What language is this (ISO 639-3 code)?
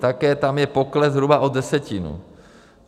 ces